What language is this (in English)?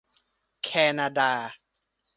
Thai